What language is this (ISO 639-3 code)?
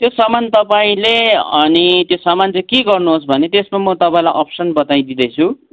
nep